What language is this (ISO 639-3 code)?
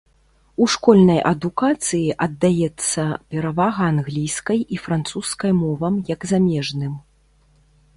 bel